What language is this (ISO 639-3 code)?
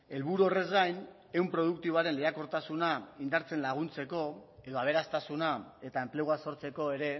eus